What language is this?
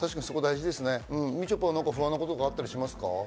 Japanese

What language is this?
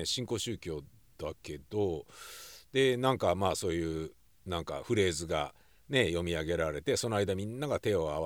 Japanese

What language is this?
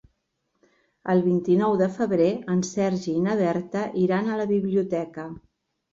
Catalan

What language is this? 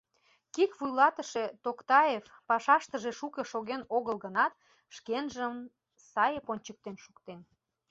Mari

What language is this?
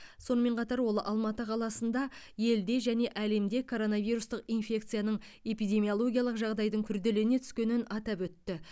Kazakh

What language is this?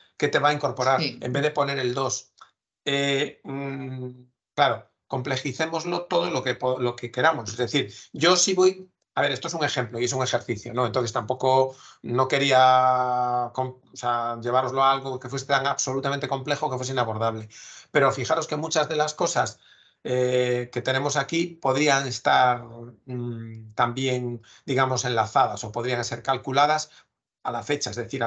Spanish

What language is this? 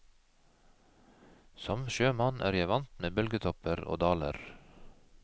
Norwegian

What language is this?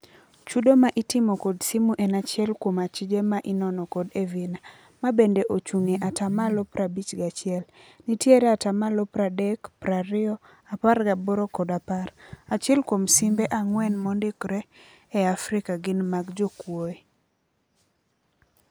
Luo (Kenya and Tanzania)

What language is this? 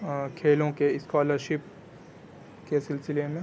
Urdu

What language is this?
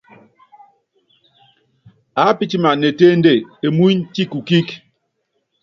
Yangben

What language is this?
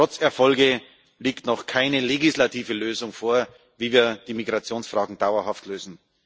German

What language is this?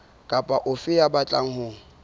Southern Sotho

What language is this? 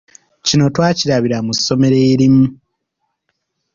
Ganda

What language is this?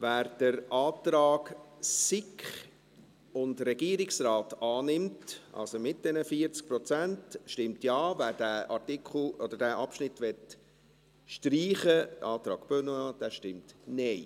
Swiss German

